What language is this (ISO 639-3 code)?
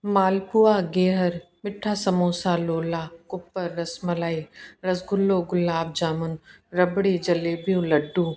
snd